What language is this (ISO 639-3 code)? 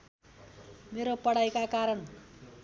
nep